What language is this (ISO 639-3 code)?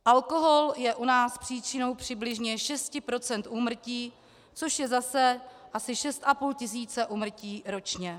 ces